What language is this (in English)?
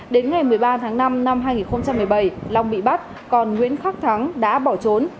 Vietnamese